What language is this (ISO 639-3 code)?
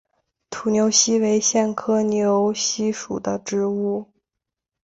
zho